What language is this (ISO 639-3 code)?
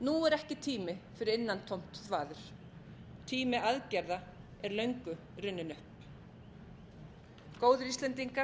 isl